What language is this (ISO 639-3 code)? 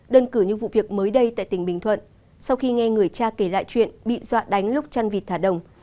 vie